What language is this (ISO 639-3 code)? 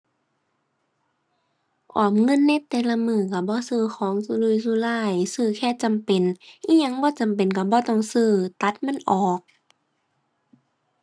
tha